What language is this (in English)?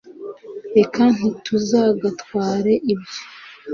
Kinyarwanda